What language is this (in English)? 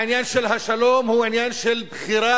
Hebrew